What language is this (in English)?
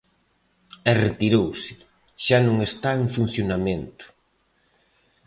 Galician